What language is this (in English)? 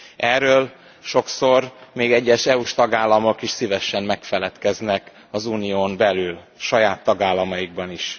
Hungarian